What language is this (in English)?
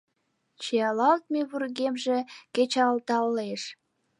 Mari